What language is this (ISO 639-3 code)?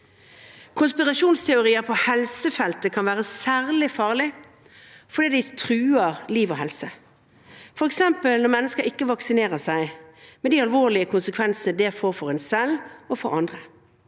nor